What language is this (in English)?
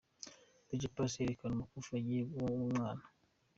Kinyarwanda